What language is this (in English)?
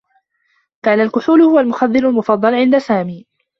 Arabic